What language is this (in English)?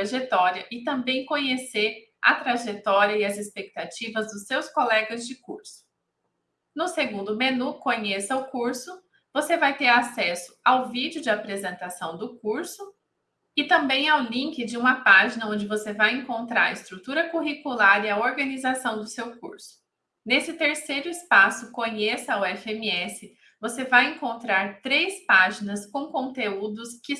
Portuguese